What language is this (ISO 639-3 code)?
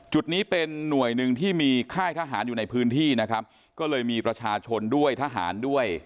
tha